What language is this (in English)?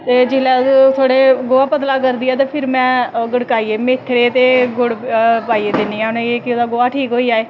Dogri